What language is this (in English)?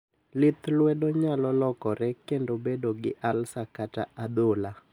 Luo (Kenya and Tanzania)